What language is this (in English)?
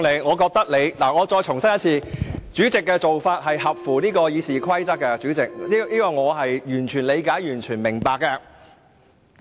Cantonese